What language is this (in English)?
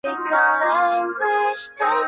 Chinese